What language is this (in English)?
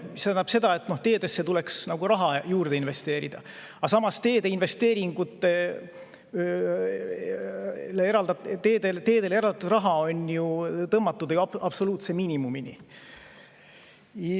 Estonian